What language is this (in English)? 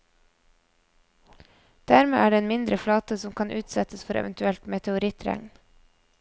Norwegian